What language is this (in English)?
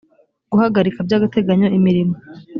Kinyarwanda